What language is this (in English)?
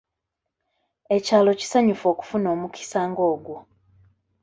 Ganda